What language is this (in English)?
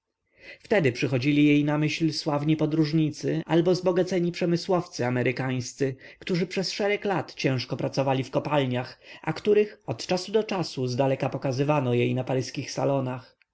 Polish